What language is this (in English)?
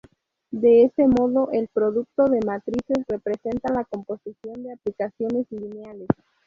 Spanish